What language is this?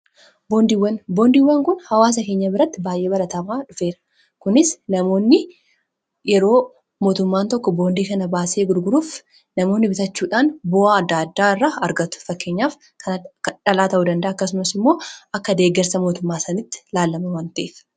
Oromo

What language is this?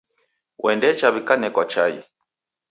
Taita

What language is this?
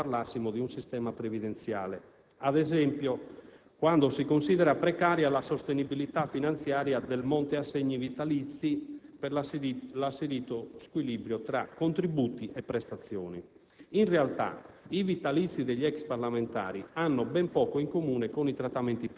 Italian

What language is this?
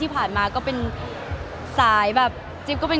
Thai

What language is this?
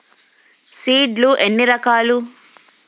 Telugu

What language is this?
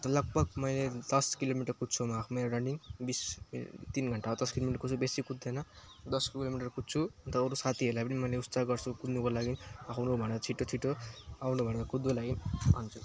Nepali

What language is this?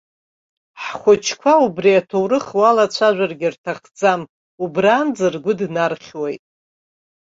Abkhazian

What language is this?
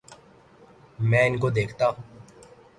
Urdu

